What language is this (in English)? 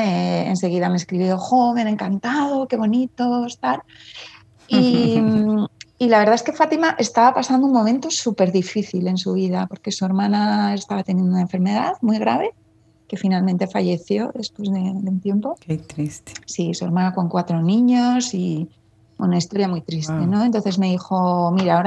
Spanish